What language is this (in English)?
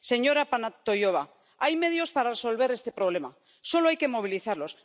Spanish